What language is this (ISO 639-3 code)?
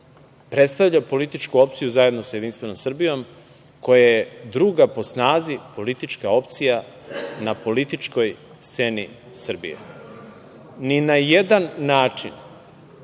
srp